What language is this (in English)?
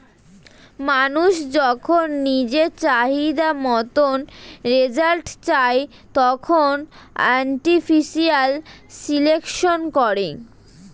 Bangla